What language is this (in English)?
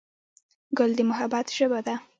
Pashto